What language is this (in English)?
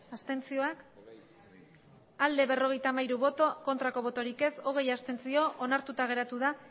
Basque